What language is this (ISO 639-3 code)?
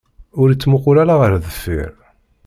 kab